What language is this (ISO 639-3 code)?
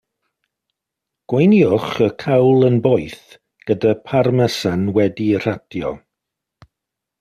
cym